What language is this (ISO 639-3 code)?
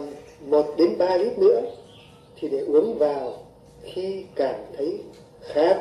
vie